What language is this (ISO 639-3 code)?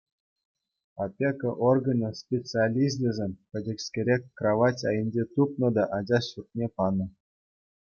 chv